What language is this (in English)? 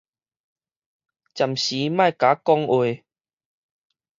Min Nan Chinese